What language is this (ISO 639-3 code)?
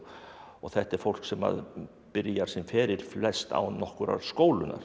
isl